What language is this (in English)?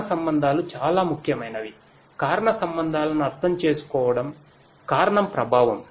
Telugu